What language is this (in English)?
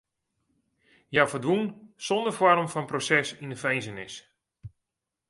Western Frisian